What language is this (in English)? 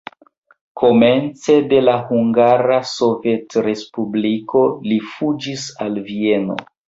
Esperanto